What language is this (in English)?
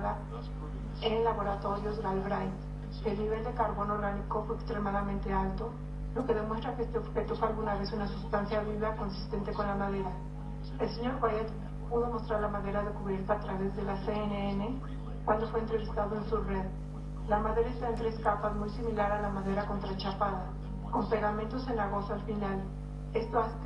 Spanish